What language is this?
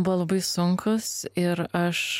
Lithuanian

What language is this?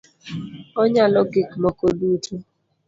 Luo (Kenya and Tanzania)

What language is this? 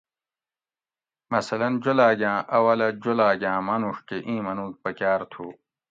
Gawri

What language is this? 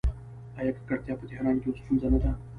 Pashto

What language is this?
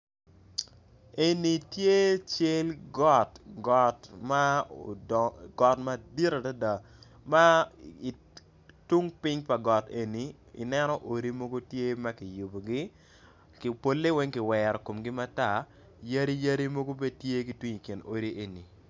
Acoli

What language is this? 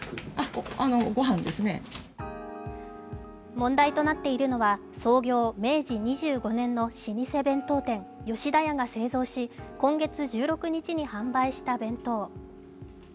Japanese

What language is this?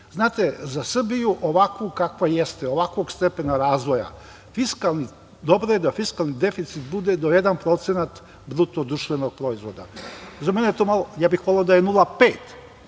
Serbian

